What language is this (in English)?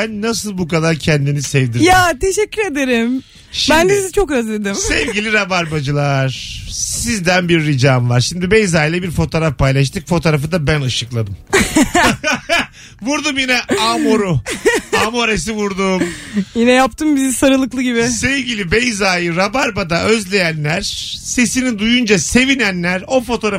Turkish